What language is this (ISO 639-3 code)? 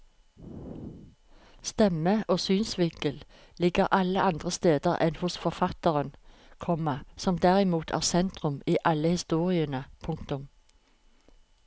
nor